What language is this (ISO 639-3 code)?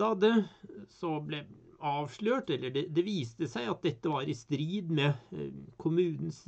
nor